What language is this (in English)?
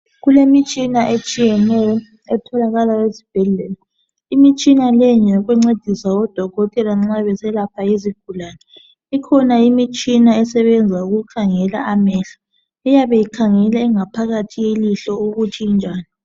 North Ndebele